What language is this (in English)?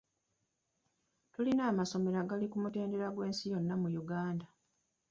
Ganda